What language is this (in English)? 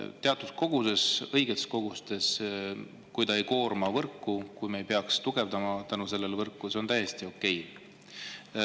Estonian